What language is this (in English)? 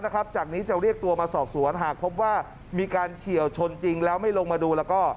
Thai